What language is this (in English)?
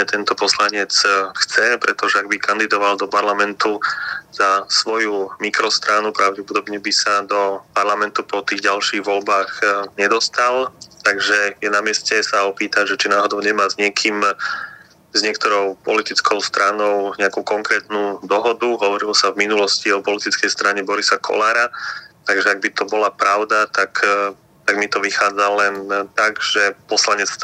Slovak